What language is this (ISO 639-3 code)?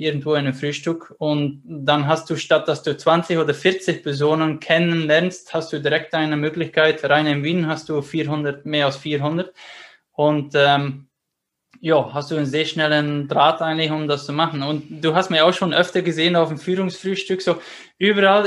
deu